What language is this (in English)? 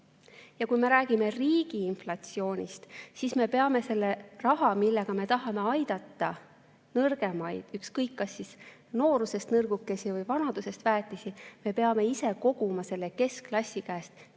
Estonian